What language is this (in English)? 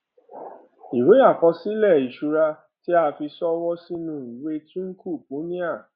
Yoruba